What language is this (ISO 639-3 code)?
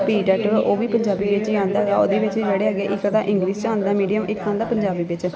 pan